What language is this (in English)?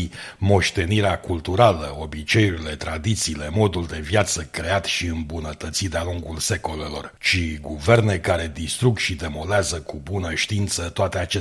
Romanian